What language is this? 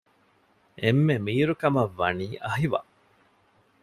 Divehi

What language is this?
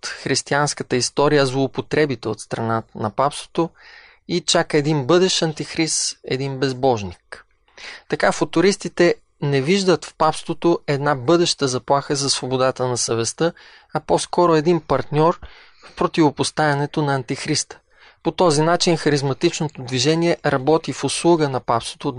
Bulgarian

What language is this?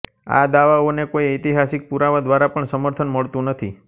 Gujarati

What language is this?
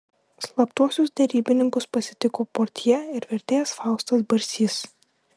Lithuanian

